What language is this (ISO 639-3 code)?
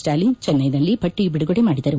kan